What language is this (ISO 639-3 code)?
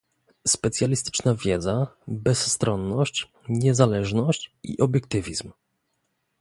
pol